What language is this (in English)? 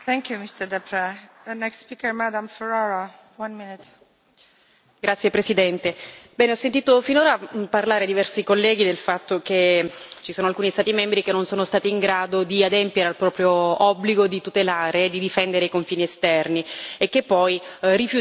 Italian